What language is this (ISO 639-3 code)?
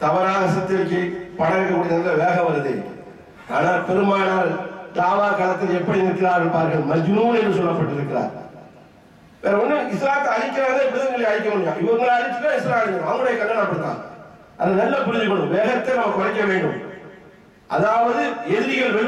ara